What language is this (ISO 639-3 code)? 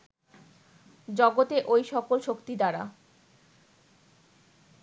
ben